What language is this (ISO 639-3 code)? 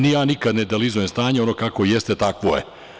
srp